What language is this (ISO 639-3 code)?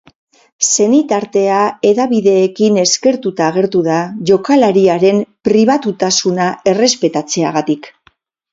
eus